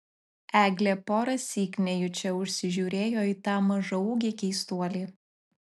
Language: Lithuanian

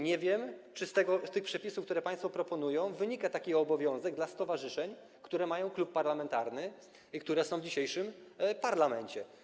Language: Polish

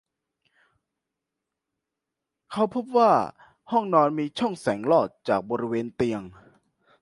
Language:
Thai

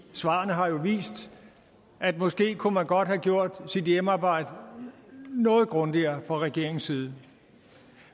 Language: Danish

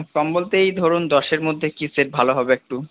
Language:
Bangla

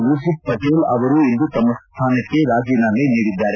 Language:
Kannada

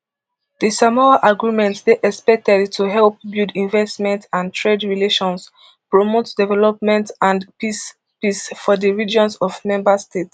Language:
Nigerian Pidgin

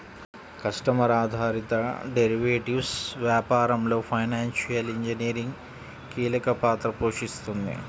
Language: Telugu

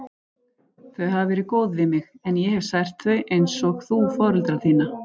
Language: Icelandic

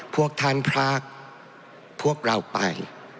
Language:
Thai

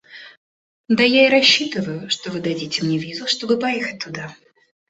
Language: Russian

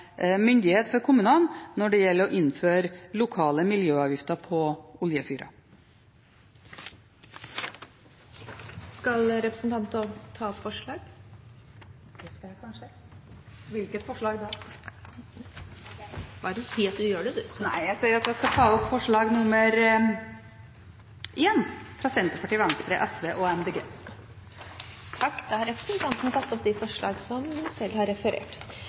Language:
Norwegian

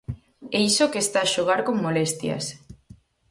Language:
Galician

